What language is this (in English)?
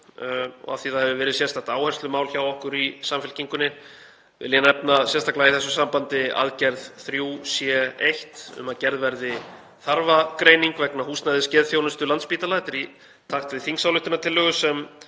Icelandic